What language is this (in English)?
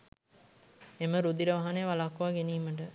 Sinhala